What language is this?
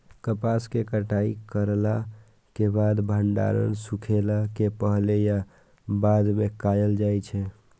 Maithili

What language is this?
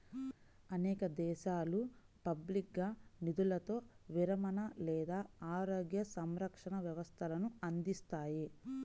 Telugu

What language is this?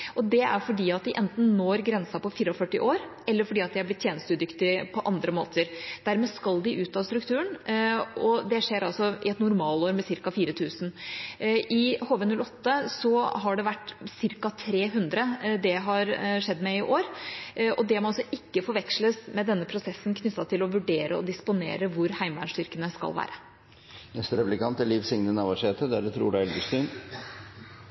Norwegian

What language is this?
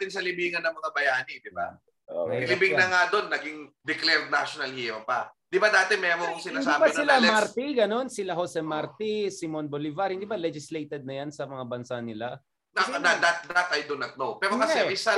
Filipino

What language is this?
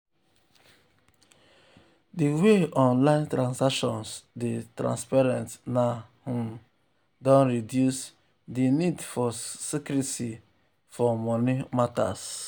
Nigerian Pidgin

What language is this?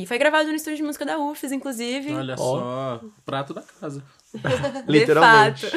Portuguese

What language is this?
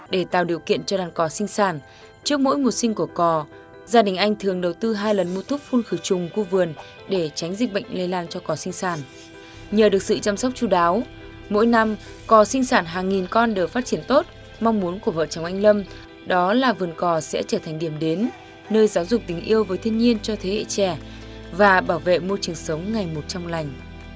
Vietnamese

